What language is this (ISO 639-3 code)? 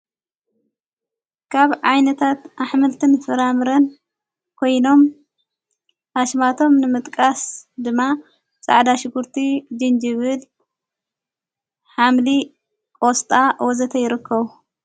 tir